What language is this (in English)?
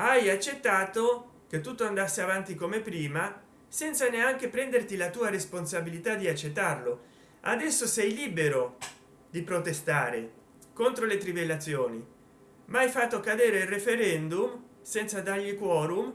Italian